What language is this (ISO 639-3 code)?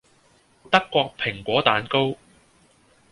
yue